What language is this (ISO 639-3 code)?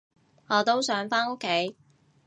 yue